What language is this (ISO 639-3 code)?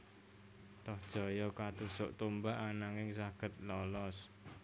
jav